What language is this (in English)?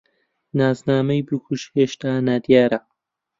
Central Kurdish